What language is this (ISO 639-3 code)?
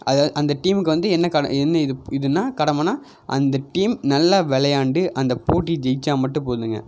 tam